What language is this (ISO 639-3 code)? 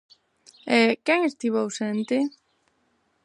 glg